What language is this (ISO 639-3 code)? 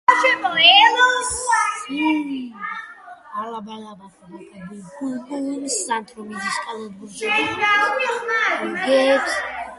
kat